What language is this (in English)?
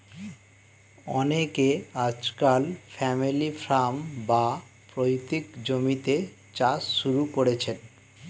Bangla